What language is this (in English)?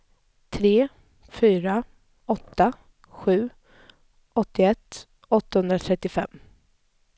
Swedish